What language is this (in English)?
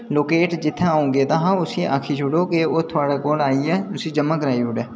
Dogri